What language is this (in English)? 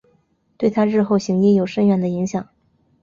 Chinese